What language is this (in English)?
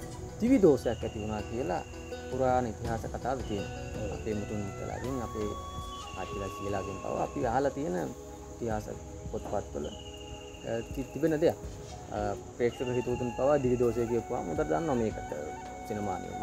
Hindi